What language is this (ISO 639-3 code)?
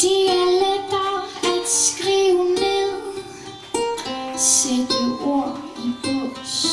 nld